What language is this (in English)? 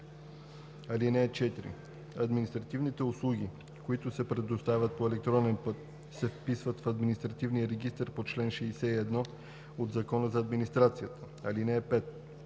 Bulgarian